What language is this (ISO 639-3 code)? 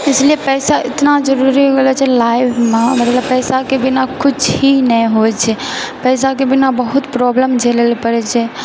mai